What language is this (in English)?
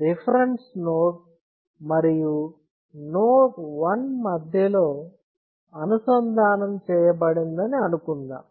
Telugu